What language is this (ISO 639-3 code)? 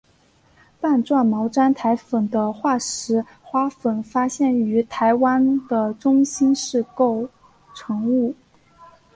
zho